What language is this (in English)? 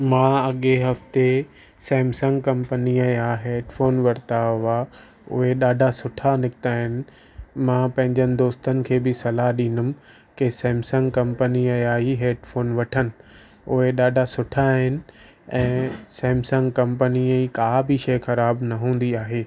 Sindhi